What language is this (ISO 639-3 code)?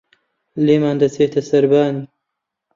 ckb